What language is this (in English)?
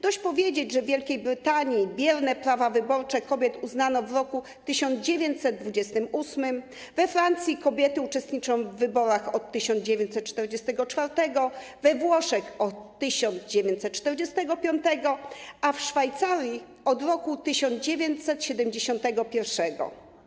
Polish